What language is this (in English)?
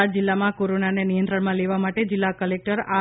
Gujarati